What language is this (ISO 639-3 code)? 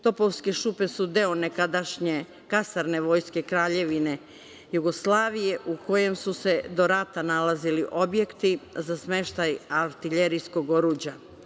srp